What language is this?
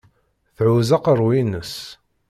Kabyle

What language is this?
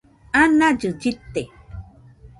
Nüpode Huitoto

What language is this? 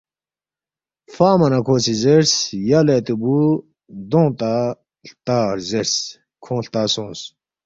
Balti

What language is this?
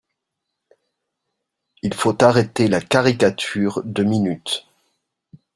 French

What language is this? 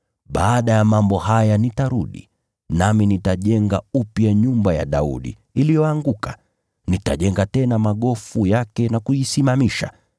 Swahili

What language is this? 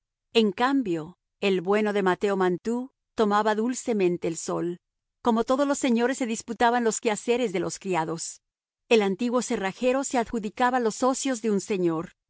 Spanish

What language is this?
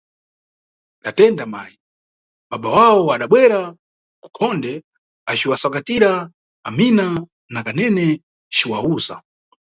Nyungwe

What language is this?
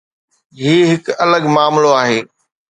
Sindhi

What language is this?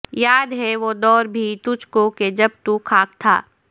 Urdu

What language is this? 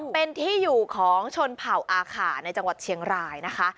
Thai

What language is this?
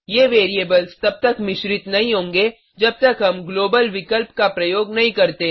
Hindi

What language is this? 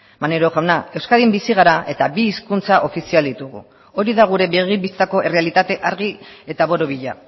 Basque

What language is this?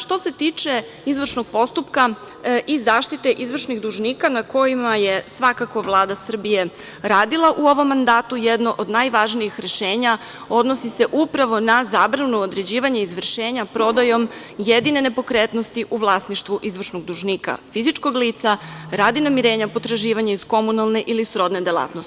Serbian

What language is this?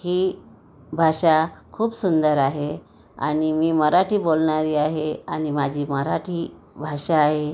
Marathi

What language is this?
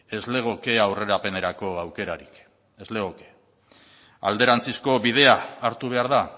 Basque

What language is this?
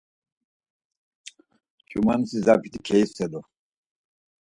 Laz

